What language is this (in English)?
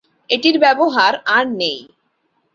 Bangla